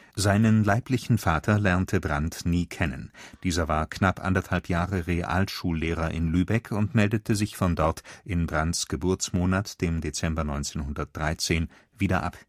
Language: German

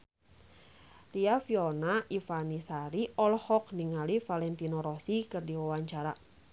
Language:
Sundanese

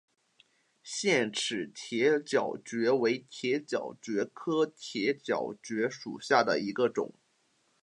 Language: Chinese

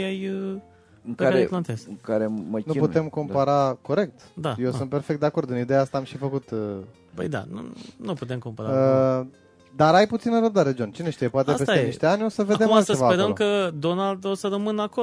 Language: Romanian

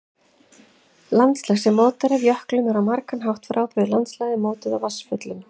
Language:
Icelandic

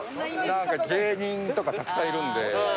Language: Japanese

